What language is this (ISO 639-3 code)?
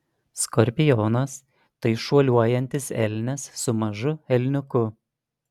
lit